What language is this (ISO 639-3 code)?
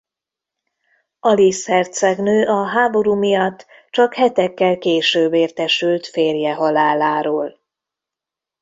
hun